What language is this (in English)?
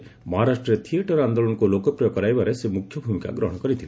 Odia